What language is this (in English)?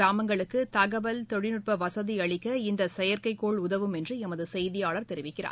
Tamil